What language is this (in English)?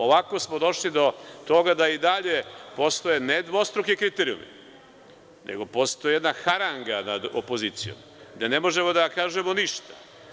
Serbian